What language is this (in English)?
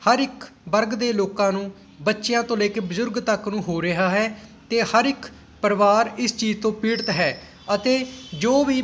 Punjabi